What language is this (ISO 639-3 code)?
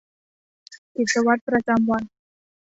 tha